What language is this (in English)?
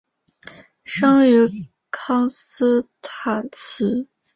Chinese